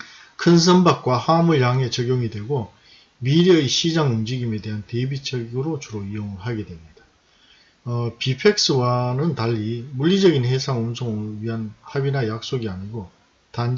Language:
Korean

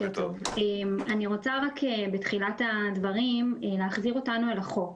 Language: Hebrew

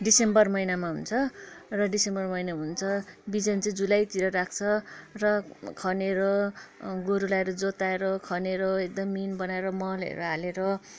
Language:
Nepali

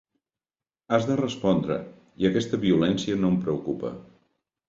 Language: Catalan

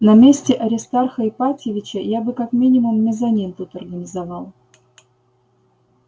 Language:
Russian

